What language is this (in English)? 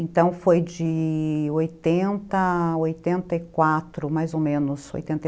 Portuguese